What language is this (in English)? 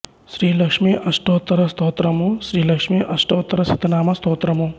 Telugu